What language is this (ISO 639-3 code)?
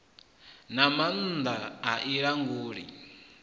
ven